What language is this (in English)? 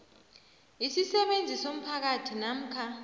South Ndebele